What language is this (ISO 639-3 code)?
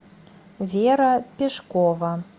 rus